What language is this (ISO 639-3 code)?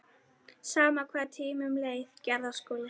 isl